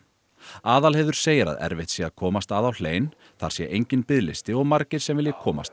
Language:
Icelandic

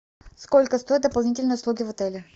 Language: Russian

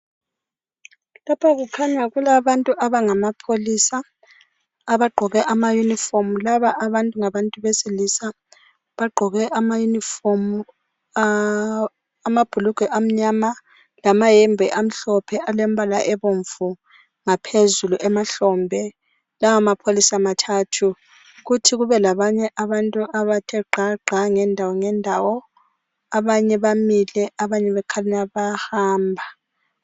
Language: North Ndebele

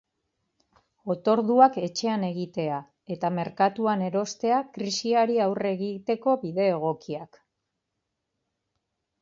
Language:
Basque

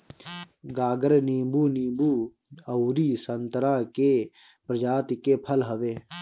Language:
Bhojpuri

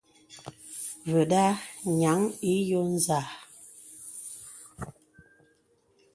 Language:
Bebele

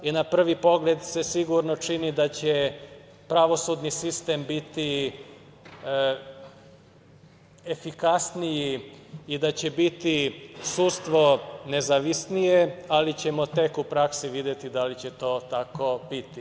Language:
Serbian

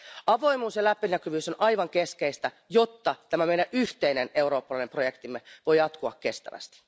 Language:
Finnish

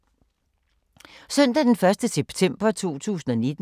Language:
Danish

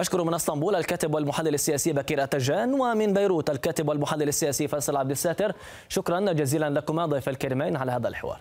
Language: Arabic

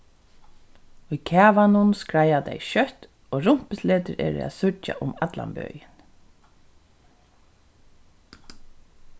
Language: Faroese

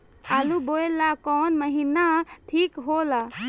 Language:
Bhojpuri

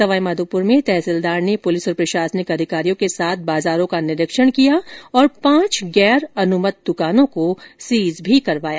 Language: Hindi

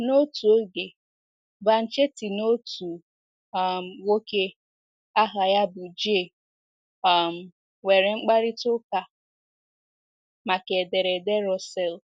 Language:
Igbo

